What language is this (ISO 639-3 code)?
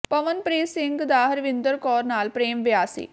pan